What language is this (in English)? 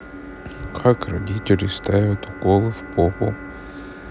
Russian